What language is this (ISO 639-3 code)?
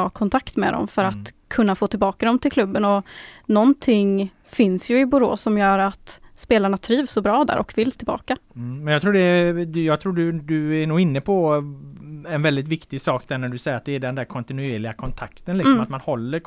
swe